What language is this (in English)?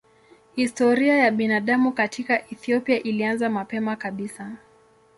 Swahili